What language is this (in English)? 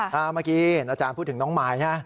Thai